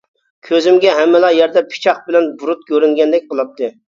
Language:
Uyghur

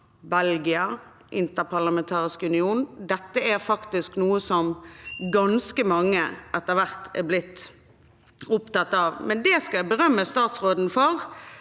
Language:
Norwegian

